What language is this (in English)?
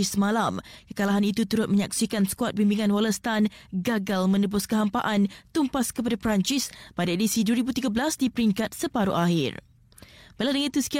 Malay